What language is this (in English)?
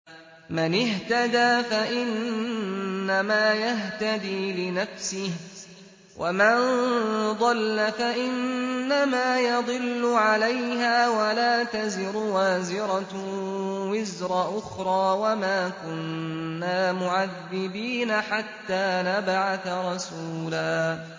Arabic